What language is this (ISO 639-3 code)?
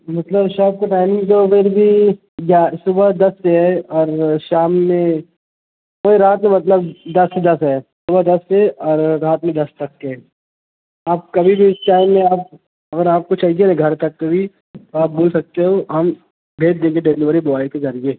urd